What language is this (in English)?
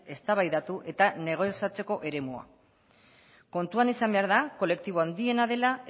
Basque